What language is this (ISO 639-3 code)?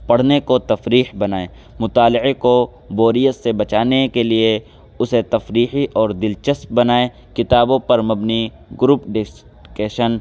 urd